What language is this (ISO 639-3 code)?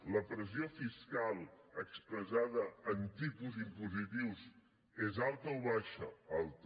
cat